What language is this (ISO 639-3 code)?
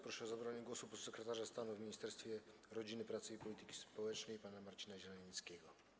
pol